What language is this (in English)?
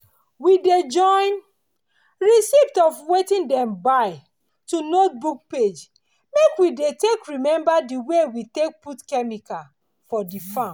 Nigerian Pidgin